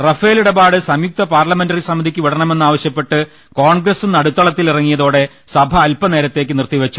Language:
Malayalam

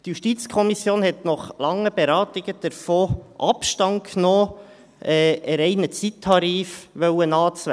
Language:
Swiss German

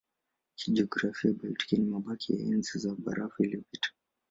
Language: Swahili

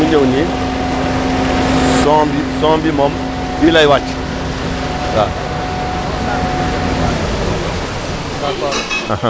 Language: Wolof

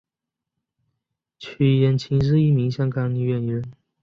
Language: Chinese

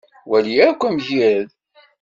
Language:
Kabyle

